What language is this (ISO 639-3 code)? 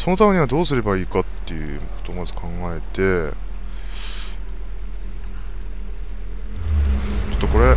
jpn